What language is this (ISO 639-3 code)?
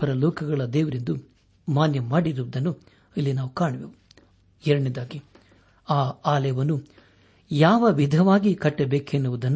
kan